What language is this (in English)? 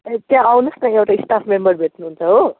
Nepali